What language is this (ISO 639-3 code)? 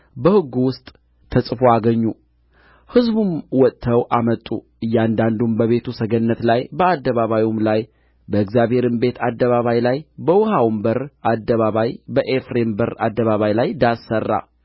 amh